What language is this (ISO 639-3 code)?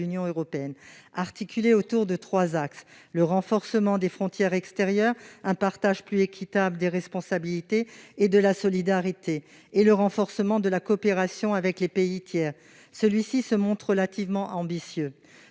fra